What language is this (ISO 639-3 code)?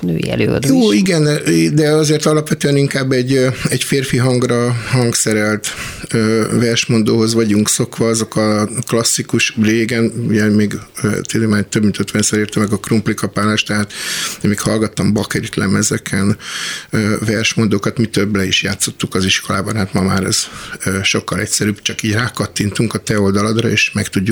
hun